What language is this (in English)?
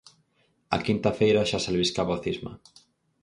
Galician